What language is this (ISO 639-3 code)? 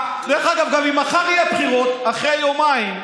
heb